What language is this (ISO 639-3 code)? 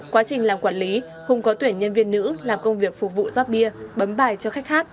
vie